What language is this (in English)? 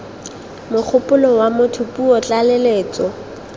Tswana